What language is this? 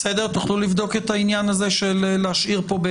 Hebrew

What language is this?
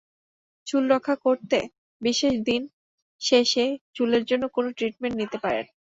Bangla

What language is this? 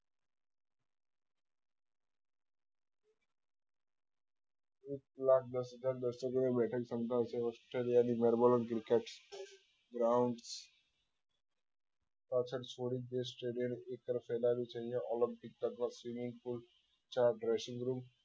Gujarati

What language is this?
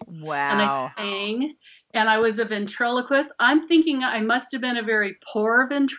English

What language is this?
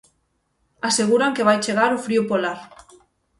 Galician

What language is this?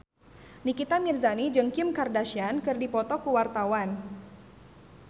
Sundanese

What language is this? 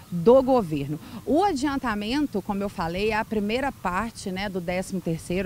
Portuguese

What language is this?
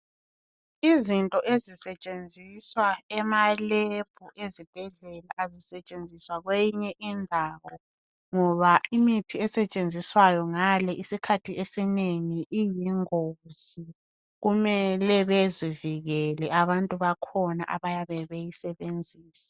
North Ndebele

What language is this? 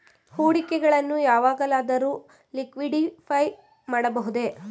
Kannada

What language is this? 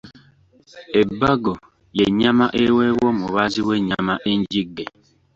Ganda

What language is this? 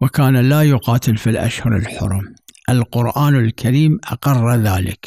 Arabic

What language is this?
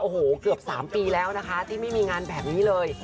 Thai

